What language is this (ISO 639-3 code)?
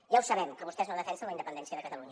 cat